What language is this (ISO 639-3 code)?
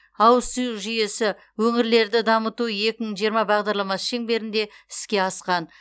kaz